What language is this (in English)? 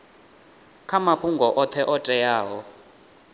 Venda